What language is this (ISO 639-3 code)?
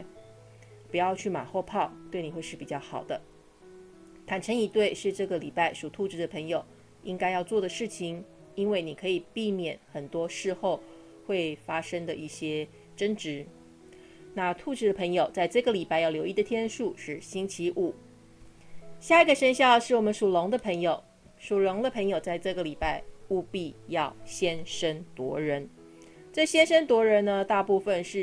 zho